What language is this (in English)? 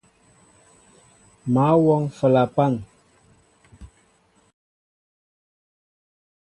Mbo (Cameroon)